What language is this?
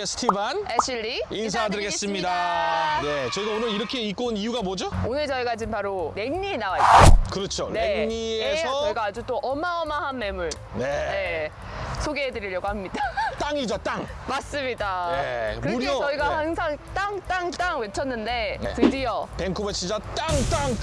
Korean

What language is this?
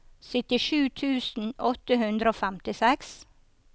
Norwegian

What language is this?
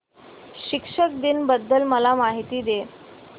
Marathi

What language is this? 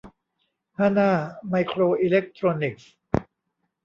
Thai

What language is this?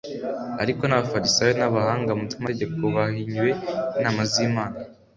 Kinyarwanda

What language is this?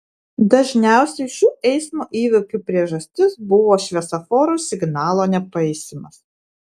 Lithuanian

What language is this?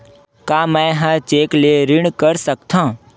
Chhattisgarhi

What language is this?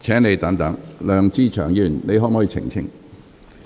Cantonese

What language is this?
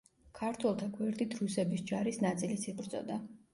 Georgian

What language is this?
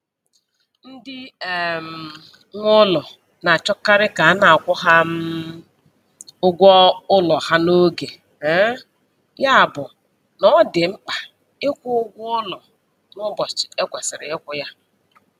Igbo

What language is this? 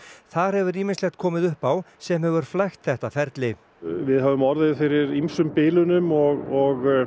Icelandic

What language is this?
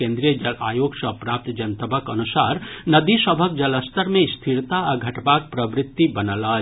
Maithili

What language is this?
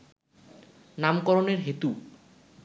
Bangla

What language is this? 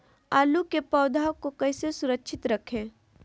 Magahi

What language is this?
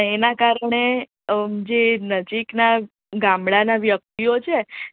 Gujarati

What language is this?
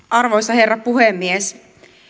Finnish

